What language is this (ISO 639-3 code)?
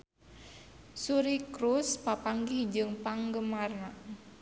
sun